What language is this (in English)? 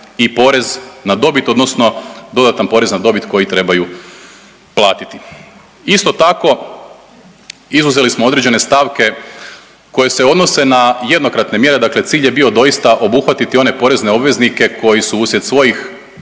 Croatian